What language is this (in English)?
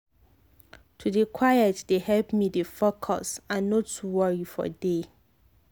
Nigerian Pidgin